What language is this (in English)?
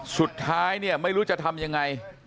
Thai